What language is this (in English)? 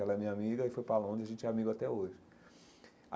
Portuguese